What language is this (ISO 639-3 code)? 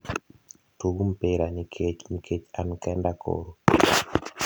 luo